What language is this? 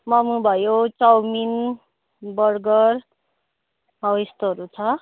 Nepali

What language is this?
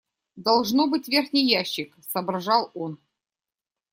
Russian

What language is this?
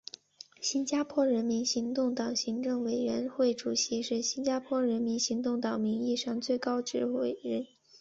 Chinese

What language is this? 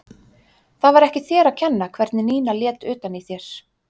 Icelandic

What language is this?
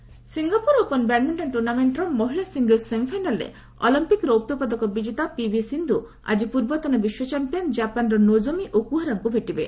Odia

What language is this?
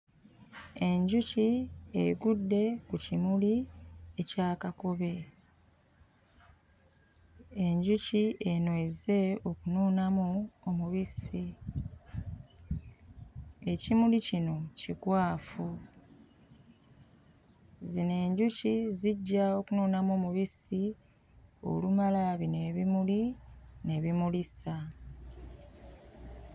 Ganda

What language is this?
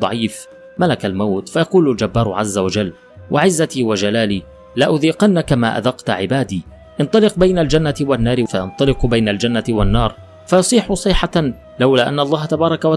Arabic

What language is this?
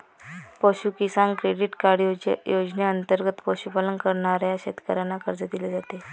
Marathi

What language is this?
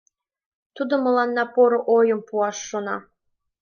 Mari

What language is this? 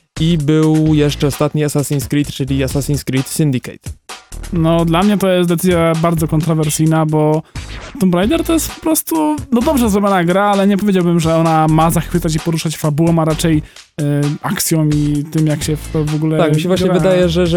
Polish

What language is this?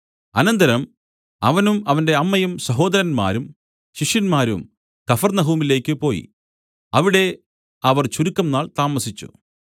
Malayalam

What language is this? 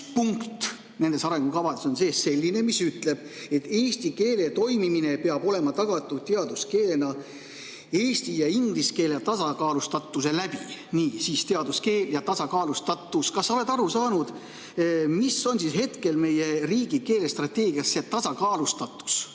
Estonian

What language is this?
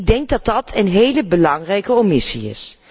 Dutch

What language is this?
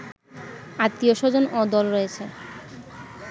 Bangla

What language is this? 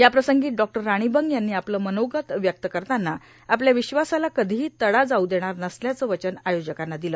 Marathi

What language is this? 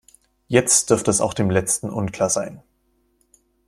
German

